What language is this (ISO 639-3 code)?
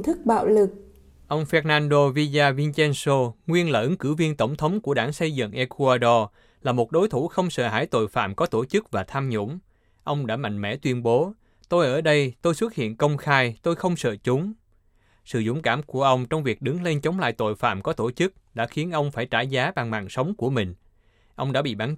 vie